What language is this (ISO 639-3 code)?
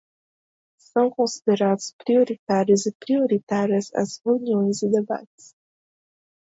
por